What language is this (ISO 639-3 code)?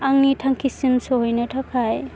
brx